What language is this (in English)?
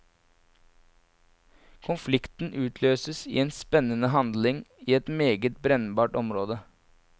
Norwegian